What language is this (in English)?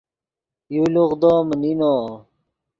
Yidgha